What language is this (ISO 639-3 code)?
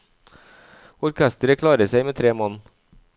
nor